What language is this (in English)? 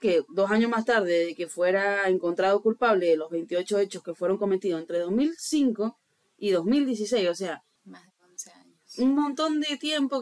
Spanish